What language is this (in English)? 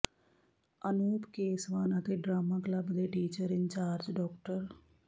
Punjabi